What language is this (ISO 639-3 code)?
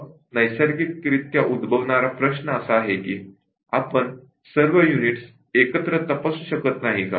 mar